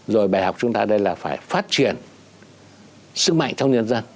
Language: Vietnamese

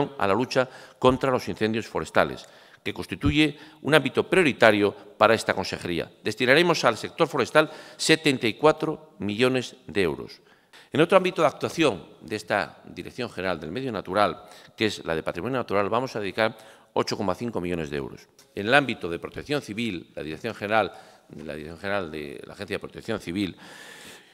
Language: Spanish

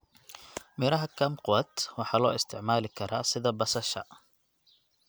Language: Somali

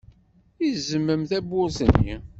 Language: Kabyle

